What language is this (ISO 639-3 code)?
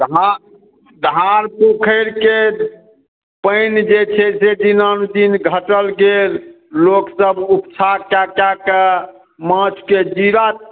mai